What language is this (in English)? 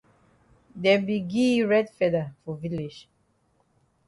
Cameroon Pidgin